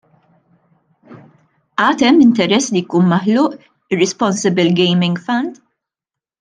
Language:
Maltese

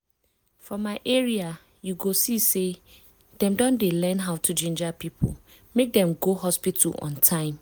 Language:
Nigerian Pidgin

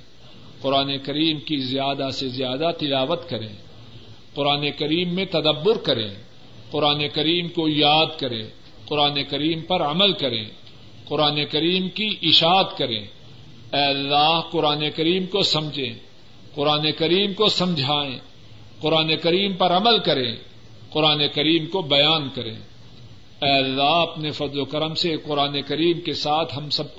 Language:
Urdu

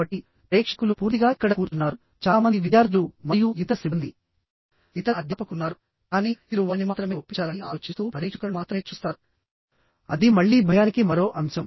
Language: Telugu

